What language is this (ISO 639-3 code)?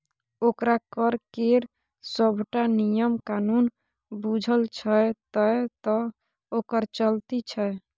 mai